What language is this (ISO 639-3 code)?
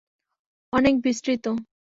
ben